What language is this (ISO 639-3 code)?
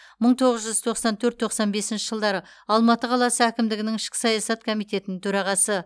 kaz